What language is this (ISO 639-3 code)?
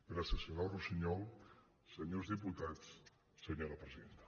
cat